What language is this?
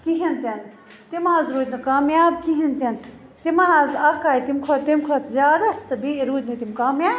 Kashmiri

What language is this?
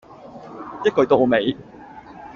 Cantonese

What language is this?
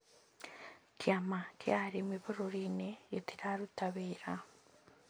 Kikuyu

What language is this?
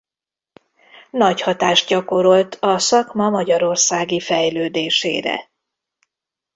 Hungarian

